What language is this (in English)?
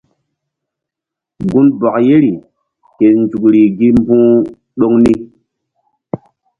Mbum